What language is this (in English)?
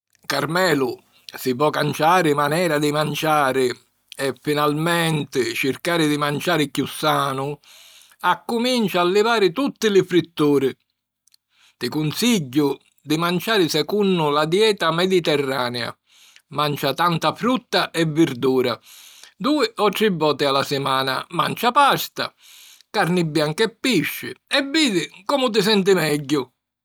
Sicilian